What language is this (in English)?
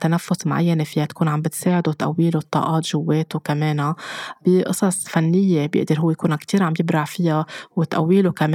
Arabic